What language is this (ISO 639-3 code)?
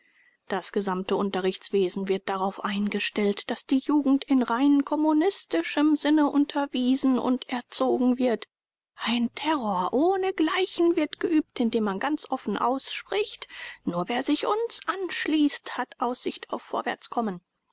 deu